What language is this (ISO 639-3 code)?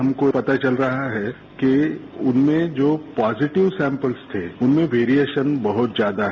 hin